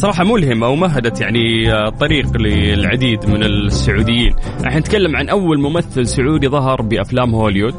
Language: Arabic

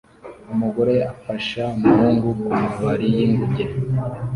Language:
Kinyarwanda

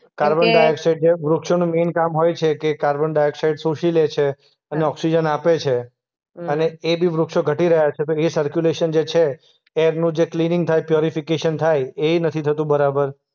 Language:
Gujarati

